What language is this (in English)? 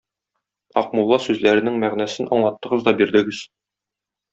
Tatar